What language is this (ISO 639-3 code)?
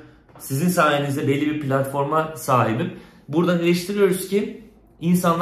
tur